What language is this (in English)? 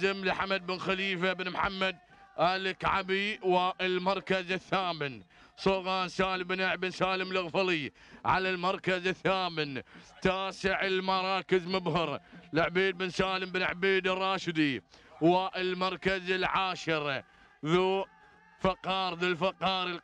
Arabic